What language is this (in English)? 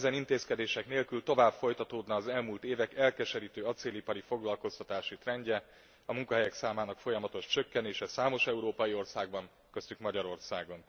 Hungarian